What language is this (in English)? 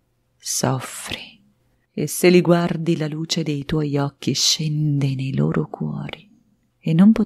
Italian